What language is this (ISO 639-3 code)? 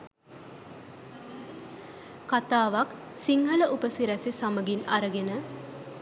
sin